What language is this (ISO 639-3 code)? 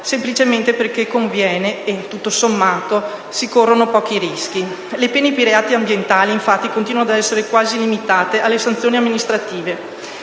ita